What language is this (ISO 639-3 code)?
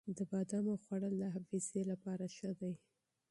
pus